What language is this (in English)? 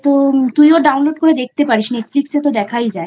Bangla